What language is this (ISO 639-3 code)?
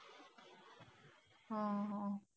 mar